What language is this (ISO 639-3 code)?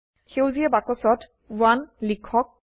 asm